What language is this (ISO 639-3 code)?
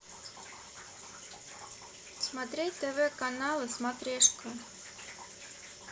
rus